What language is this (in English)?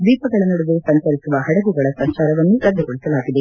Kannada